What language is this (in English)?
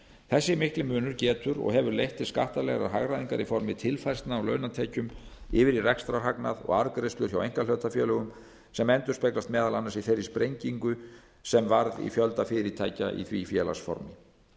Icelandic